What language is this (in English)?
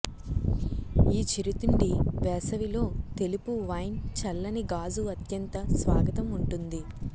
Telugu